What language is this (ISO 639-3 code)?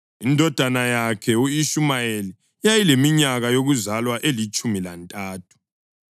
nde